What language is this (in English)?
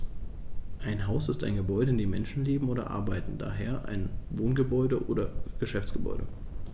German